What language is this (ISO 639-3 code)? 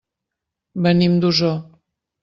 cat